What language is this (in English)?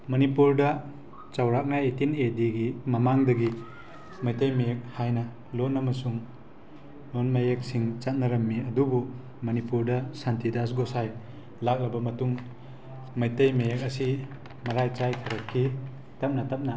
Manipuri